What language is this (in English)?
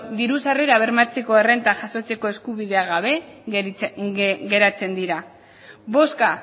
Basque